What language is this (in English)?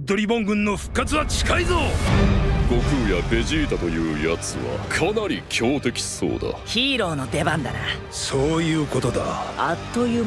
Japanese